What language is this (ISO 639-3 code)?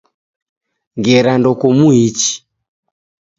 dav